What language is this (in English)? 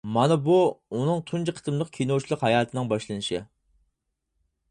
Uyghur